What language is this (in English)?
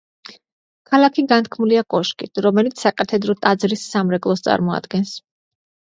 Georgian